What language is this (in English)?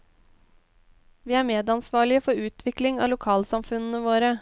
Norwegian